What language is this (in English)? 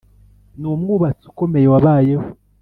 Kinyarwanda